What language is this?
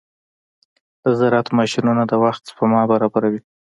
Pashto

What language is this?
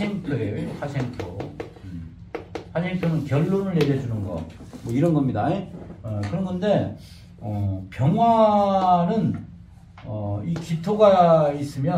Korean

